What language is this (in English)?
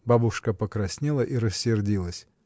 Russian